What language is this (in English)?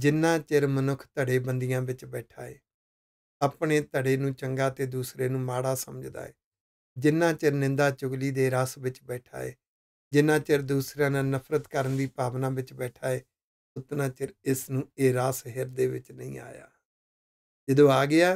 Hindi